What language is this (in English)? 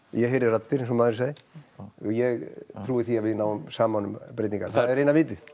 Icelandic